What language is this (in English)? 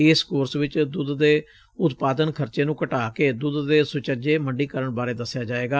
Punjabi